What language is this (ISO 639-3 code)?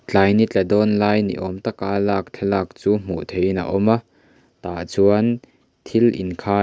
lus